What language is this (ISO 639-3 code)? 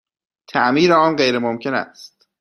fas